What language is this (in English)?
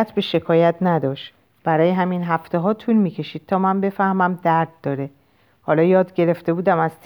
Persian